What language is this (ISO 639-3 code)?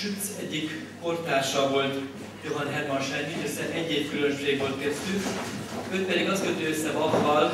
hun